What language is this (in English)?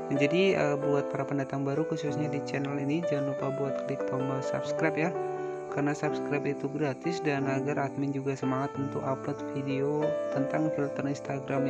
Indonesian